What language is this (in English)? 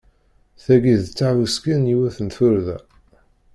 Kabyle